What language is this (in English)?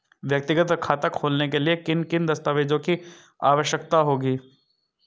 Hindi